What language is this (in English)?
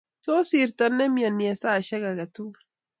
Kalenjin